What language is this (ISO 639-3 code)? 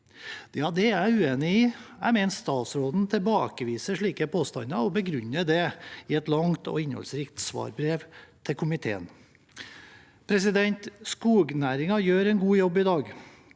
nor